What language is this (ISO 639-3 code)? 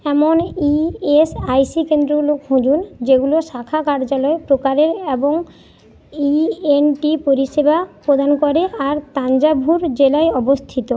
ben